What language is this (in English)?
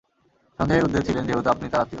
Bangla